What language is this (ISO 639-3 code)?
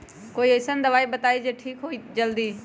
mag